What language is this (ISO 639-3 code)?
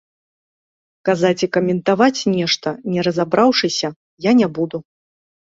bel